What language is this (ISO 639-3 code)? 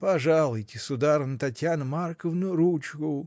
rus